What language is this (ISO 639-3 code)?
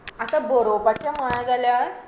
kok